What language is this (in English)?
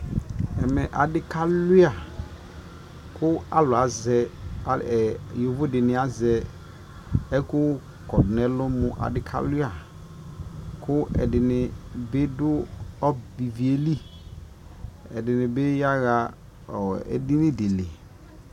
Ikposo